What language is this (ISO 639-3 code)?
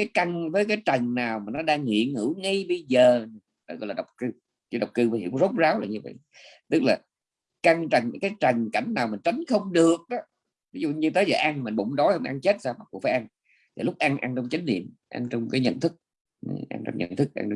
vie